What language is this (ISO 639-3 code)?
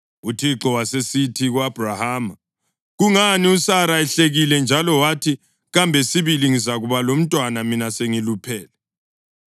nde